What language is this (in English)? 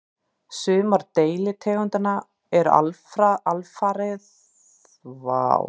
Icelandic